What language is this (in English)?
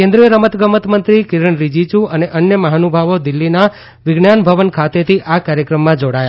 Gujarati